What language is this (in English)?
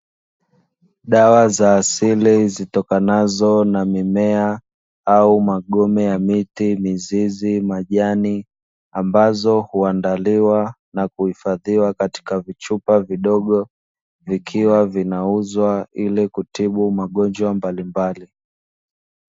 Swahili